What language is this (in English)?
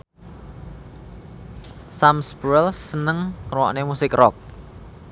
Javanese